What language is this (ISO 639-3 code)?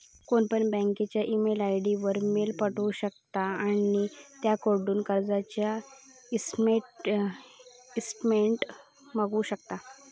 mar